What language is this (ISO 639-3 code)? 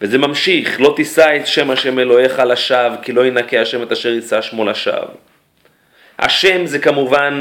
heb